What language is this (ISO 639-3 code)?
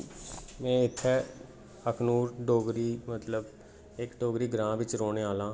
doi